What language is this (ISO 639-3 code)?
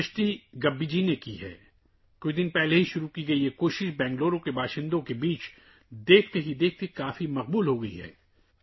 urd